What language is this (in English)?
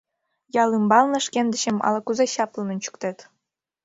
Mari